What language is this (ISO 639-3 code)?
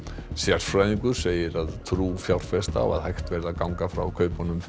isl